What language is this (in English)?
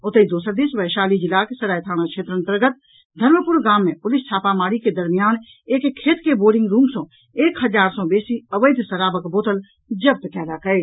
Maithili